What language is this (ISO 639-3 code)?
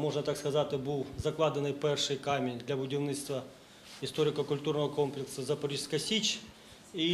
ukr